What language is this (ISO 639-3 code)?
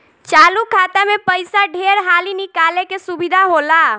bho